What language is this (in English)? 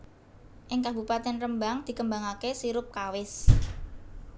Javanese